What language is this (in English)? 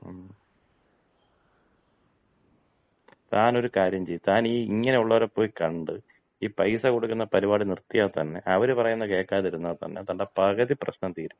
Malayalam